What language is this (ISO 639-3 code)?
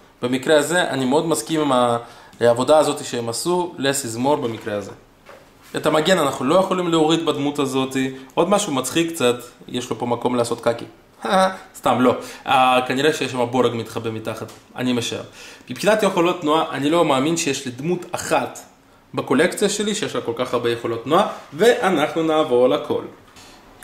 heb